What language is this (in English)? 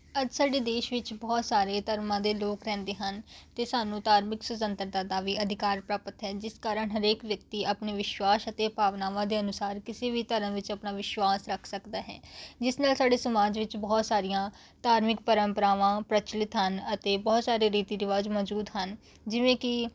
Punjabi